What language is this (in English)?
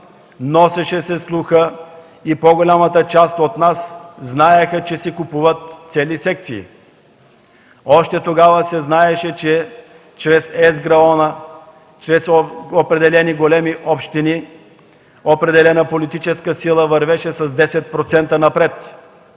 Bulgarian